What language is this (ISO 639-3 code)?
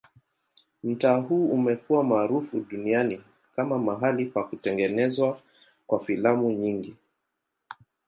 swa